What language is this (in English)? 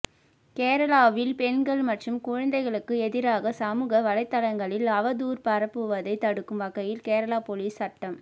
Tamil